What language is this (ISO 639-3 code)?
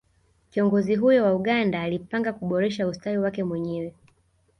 swa